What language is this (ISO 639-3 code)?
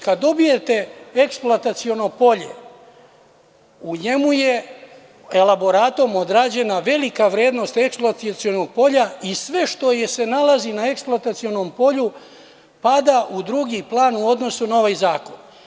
srp